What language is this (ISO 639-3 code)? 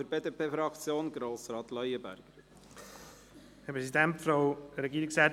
gsw